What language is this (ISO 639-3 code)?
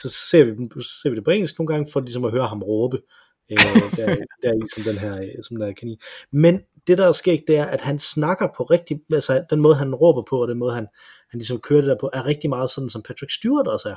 dan